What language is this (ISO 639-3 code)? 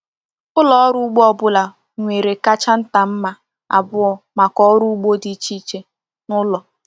ibo